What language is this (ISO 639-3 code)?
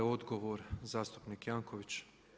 hrv